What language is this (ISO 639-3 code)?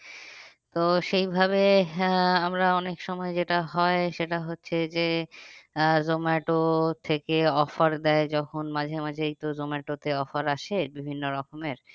ben